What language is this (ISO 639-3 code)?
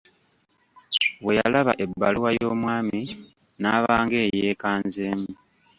lug